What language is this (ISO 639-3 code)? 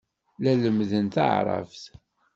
kab